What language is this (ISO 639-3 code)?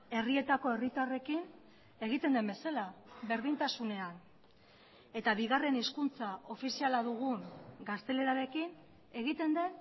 eus